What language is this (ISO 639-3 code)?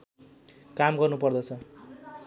nep